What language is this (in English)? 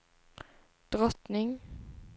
Swedish